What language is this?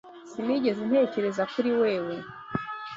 Kinyarwanda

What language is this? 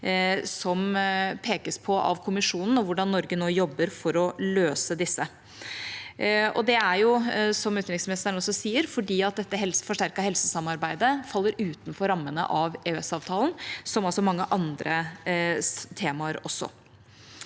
Norwegian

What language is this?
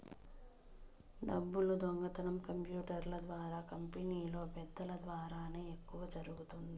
Telugu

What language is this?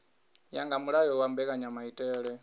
Venda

